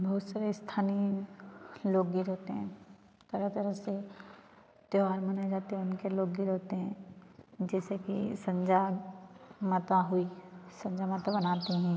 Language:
Hindi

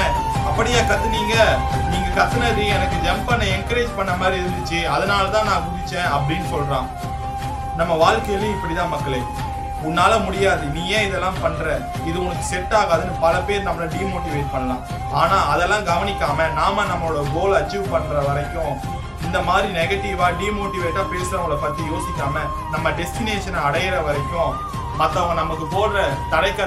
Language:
Tamil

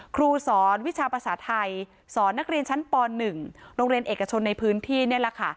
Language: Thai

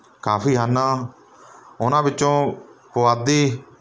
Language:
Punjabi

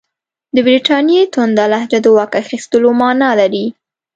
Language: Pashto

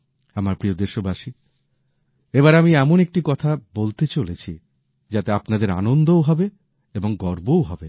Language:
Bangla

